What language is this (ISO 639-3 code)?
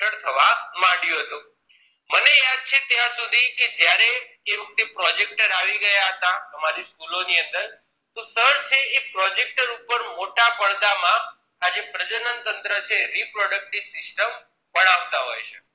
guj